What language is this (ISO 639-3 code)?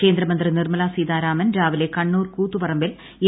mal